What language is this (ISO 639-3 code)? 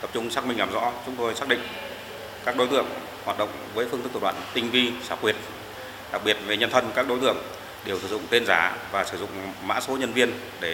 vie